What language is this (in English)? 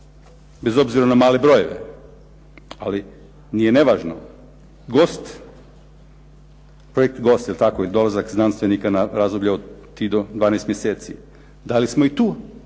Croatian